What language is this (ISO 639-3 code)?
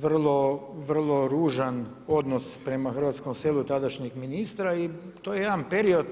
hrv